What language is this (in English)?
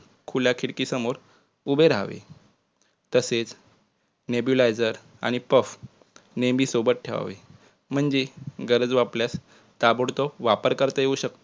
Marathi